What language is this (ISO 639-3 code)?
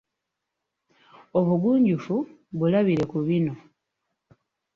lug